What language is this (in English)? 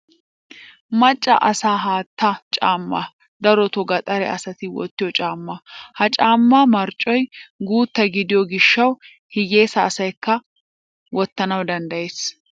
Wolaytta